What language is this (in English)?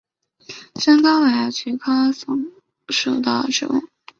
Chinese